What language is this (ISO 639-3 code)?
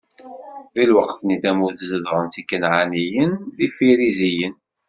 kab